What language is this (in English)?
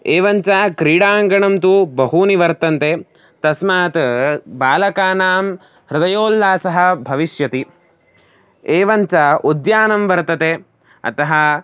Sanskrit